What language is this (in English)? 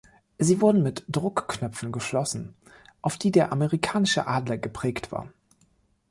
German